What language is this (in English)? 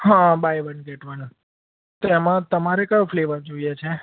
Gujarati